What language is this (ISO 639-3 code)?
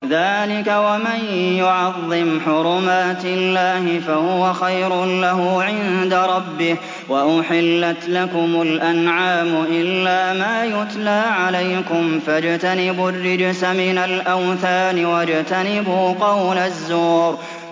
ara